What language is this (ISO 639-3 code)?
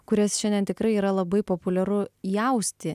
lit